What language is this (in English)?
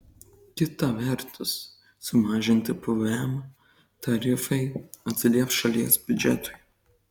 Lithuanian